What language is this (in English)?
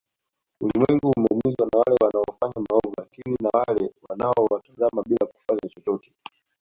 Swahili